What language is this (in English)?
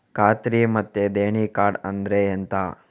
Kannada